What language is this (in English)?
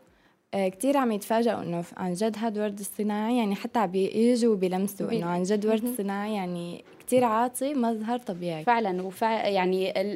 Arabic